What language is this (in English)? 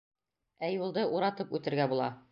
Bashkir